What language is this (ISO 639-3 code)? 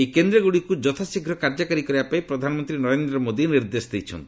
ori